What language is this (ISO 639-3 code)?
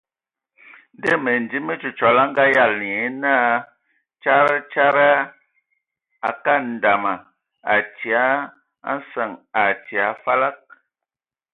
ewo